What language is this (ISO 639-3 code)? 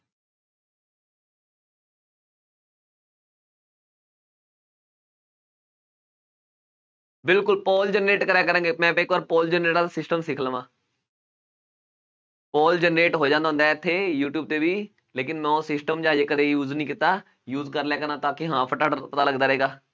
pan